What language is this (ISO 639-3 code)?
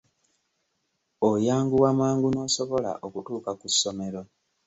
lug